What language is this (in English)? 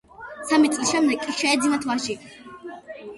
Georgian